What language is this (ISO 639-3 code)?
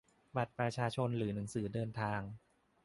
tha